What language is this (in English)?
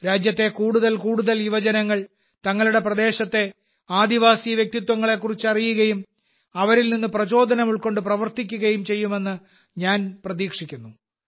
Malayalam